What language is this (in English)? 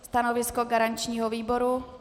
Czech